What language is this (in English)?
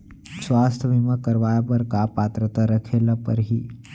Chhattisgarhi